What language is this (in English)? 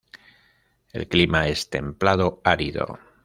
Spanish